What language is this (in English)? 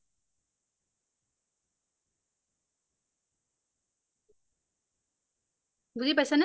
Assamese